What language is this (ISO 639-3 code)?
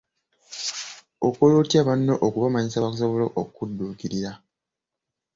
lug